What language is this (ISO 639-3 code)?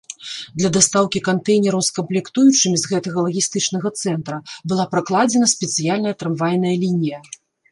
bel